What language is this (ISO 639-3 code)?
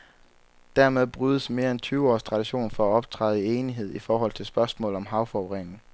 dan